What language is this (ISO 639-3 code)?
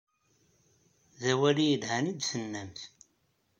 kab